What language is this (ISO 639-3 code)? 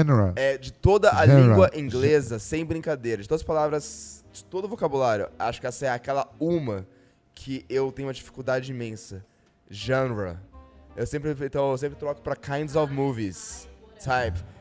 por